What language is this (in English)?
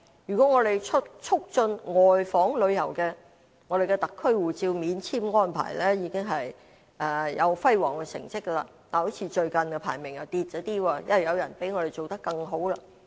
Cantonese